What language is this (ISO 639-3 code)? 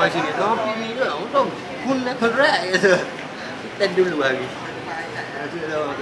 tha